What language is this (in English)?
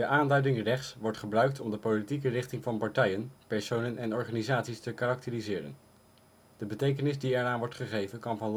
Dutch